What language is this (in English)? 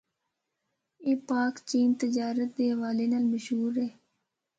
Northern Hindko